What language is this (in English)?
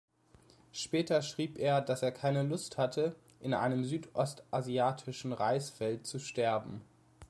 German